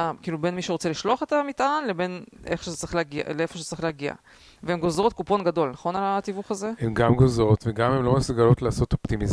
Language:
Hebrew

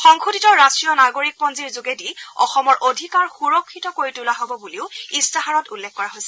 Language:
Assamese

